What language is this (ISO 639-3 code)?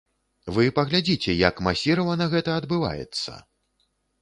bel